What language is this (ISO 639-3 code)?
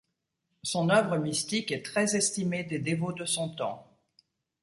fra